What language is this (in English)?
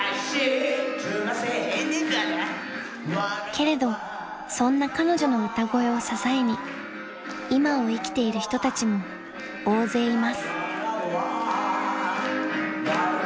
Japanese